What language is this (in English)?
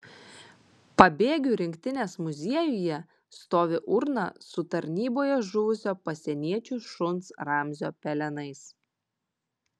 Lithuanian